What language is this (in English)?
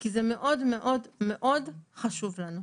Hebrew